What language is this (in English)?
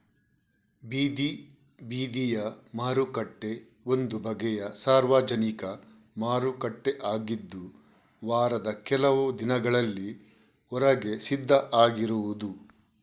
Kannada